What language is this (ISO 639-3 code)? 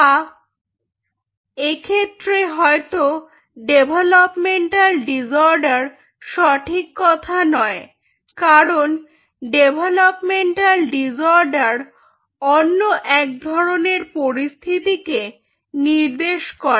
ben